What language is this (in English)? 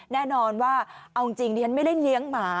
Thai